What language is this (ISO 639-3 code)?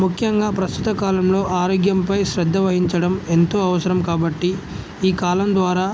tel